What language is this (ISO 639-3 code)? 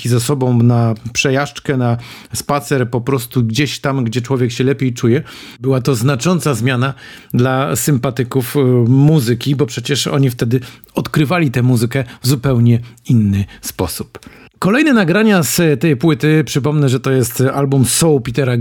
pol